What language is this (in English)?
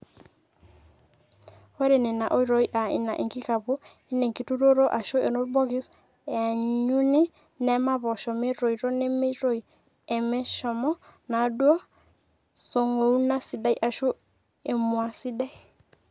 Masai